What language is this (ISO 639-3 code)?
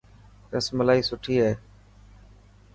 mki